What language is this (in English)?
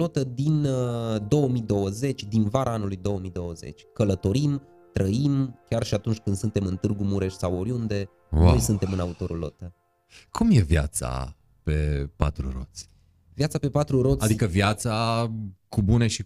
Romanian